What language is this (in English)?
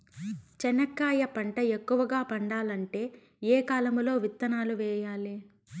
Telugu